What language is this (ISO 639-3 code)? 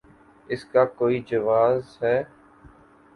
urd